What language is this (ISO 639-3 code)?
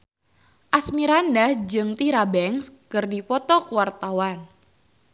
sun